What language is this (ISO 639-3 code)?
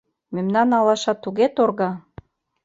chm